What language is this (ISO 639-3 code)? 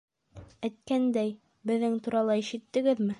bak